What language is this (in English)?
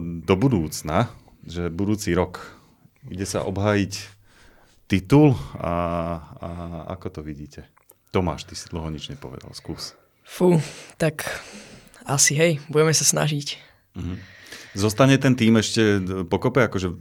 Slovak